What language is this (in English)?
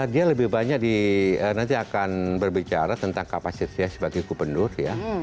Indonesian